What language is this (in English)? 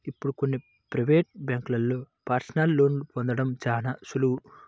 Telugu